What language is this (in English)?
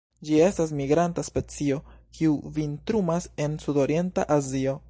Esperanto